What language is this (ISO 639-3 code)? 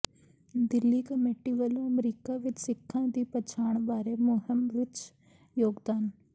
pan